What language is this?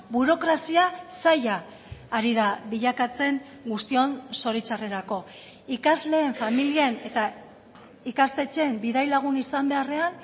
Basque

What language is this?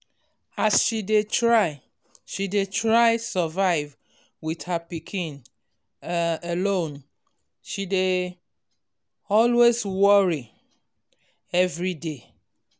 Nigerian Pidgin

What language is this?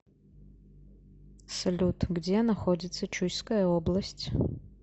Russian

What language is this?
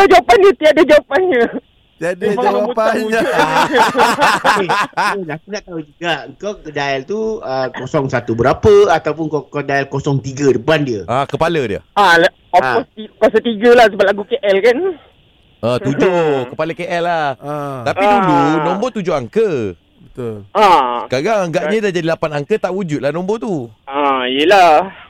Malay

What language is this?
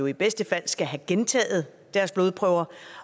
Danish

